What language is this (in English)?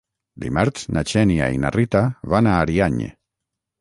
Catalan